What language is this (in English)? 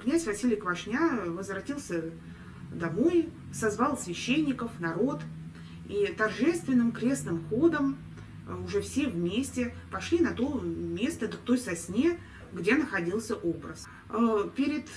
Russian